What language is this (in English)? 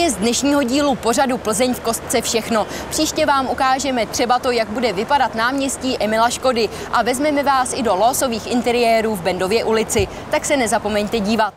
Czech